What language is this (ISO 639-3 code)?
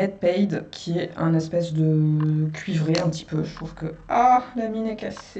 fra